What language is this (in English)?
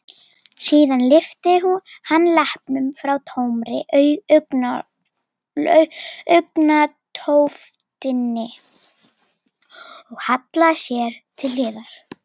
Icelandic